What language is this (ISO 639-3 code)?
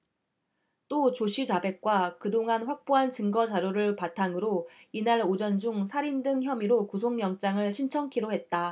kor